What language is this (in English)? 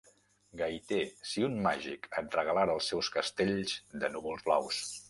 Catalan